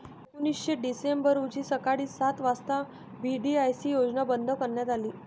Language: Marathi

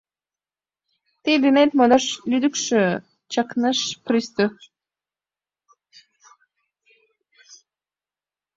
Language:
Mari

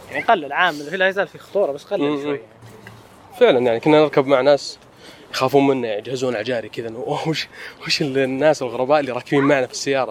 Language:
Arabic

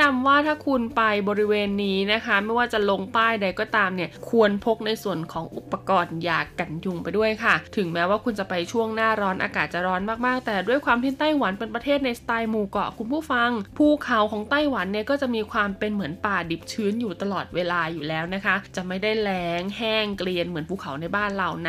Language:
Thai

